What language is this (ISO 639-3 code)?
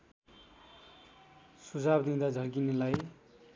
nep